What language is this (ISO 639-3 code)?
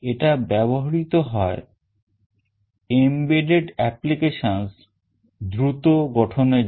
ben